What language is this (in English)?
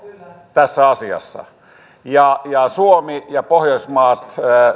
Finnish